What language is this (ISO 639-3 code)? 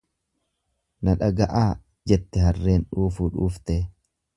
orm